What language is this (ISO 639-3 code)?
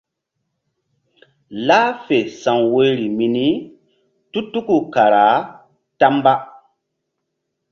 mdd